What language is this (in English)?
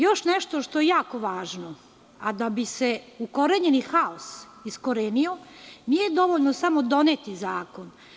Serbian